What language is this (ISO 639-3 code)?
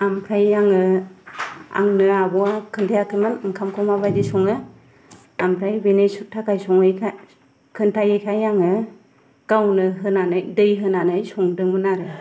brx